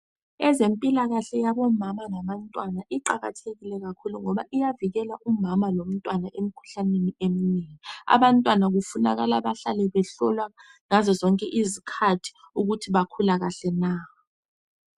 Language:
North Ndebele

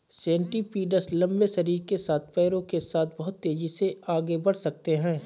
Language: Hindi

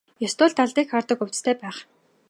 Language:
Mongolian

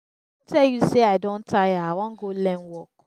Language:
Nigerian Pidgin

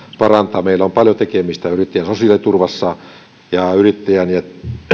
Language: Finnish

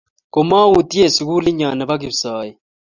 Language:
Kalenjin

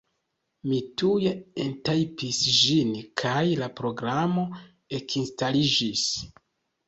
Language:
Esperanto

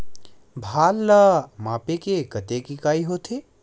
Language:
Chhattisgarhi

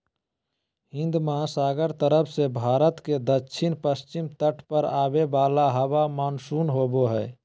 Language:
Magahi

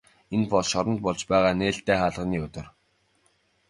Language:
Mongolian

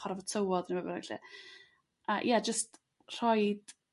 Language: Welsh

